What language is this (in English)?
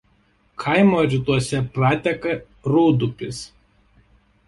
Lithuanian